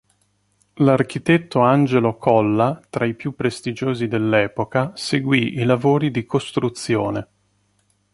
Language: Italian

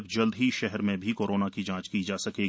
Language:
Hindi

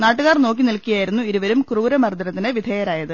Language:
Malayalam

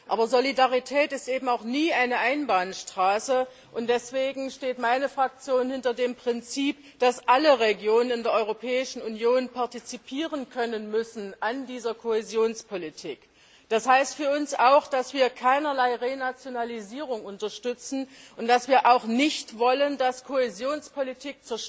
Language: German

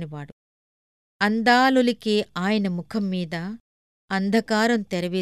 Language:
Telugu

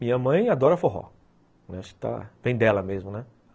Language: Portuguese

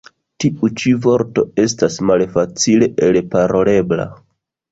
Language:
Esperanto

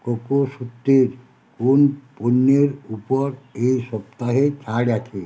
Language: Bangla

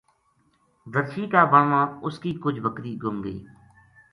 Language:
Gujari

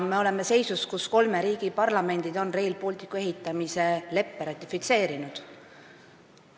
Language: Estonian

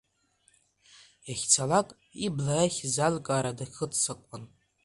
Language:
Abkhazian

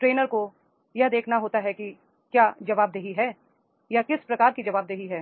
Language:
Hindi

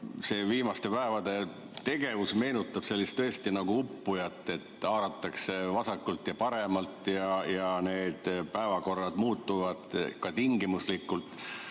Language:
Estonian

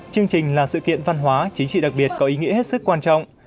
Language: Vietnamese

